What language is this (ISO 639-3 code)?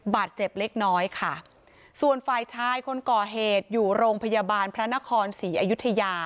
tha